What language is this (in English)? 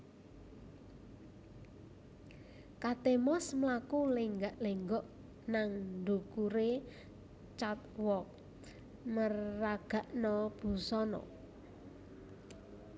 Javanese